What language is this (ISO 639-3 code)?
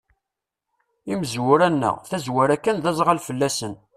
kab